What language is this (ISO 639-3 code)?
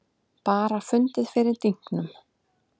isl